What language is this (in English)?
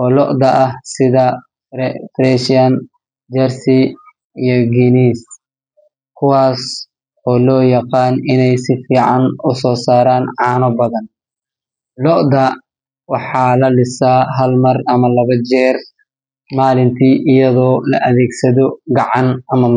Somali